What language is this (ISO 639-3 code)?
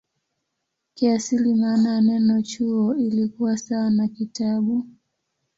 swa